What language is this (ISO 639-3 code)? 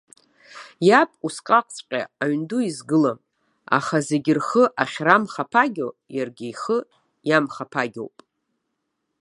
abk